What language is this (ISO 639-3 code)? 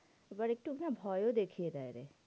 ben